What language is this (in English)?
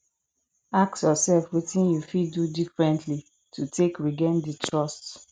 Nigerian Pidgin